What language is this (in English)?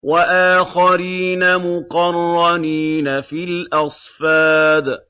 Arabic